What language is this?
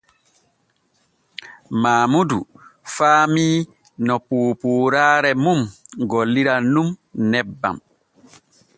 Borgu Fulfulde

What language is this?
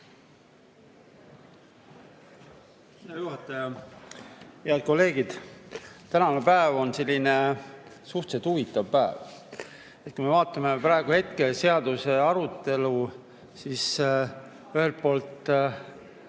Estonian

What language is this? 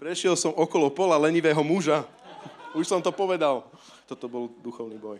Slovak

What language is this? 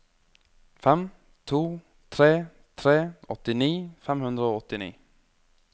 Norwegian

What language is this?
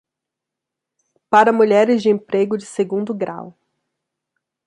Portuguese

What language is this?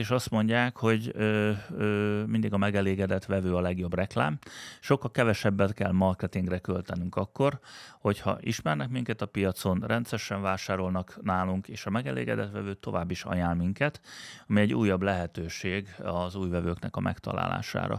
Hungarian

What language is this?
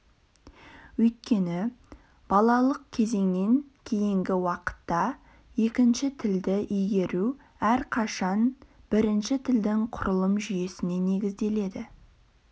Kazakh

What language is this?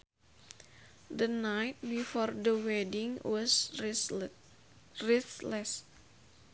Sundanese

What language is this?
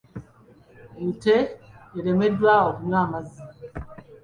Ganda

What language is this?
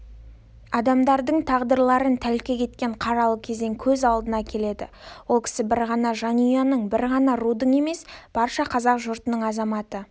Kazakh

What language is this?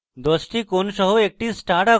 Bangla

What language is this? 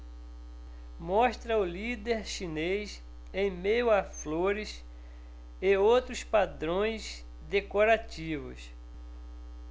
Portuguese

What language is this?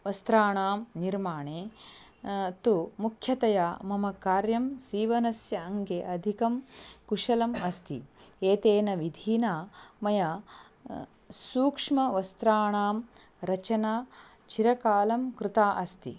Sanskrit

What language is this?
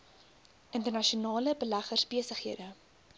Afrikaans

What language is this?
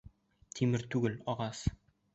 Bashkir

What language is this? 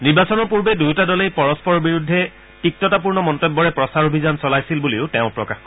Assamese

